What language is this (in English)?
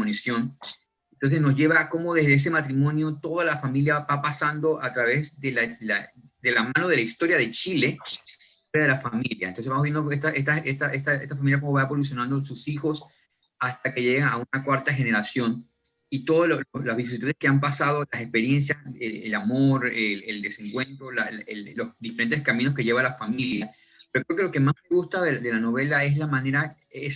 Spanish